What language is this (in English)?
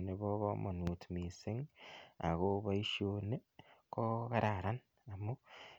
Kalenjin